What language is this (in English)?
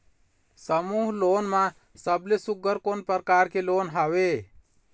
Chhattisgarhi